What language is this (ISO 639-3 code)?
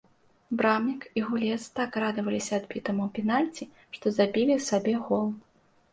bel